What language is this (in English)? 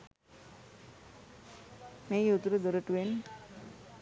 Sinhala